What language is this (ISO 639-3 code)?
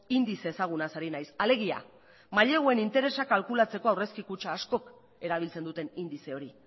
eus